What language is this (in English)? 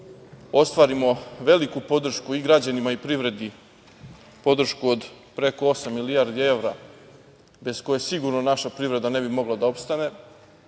Serbian